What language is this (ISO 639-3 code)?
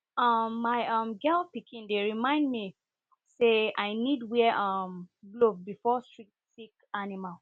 pcm